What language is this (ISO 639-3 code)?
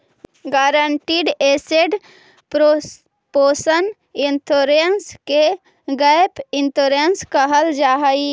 mag